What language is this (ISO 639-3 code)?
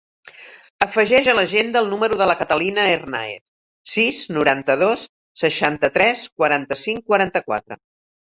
cat